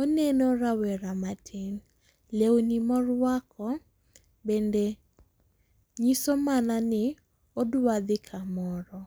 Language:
Luo (Kenya and Tanzania)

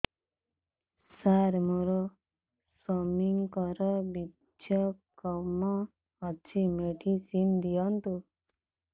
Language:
Odia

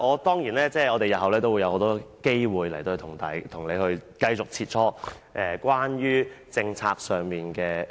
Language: Cantonese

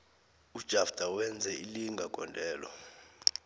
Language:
South Ndebele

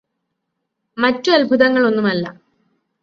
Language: Malayalam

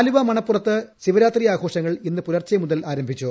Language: Malayalam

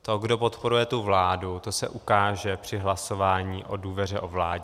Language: Czech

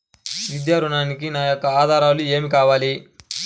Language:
Telugu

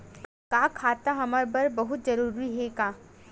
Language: Chhattisgarhi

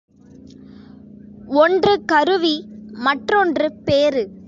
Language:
Tamil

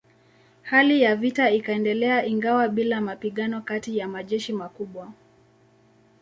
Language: Swahili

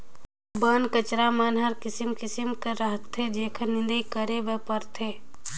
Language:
Chhattisgarhi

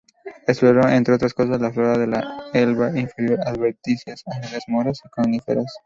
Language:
Spanish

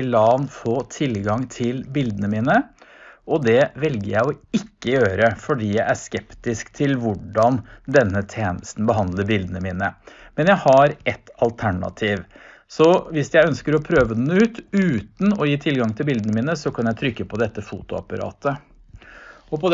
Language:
Norwegian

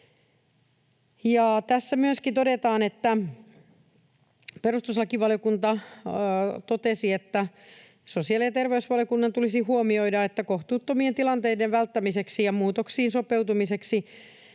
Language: Finnish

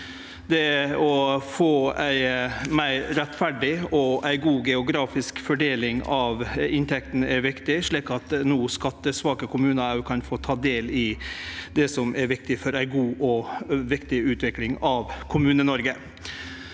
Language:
Norwegian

